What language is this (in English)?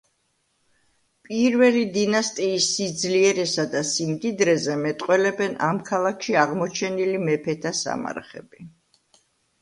Georgian